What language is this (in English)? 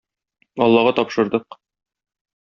Tatar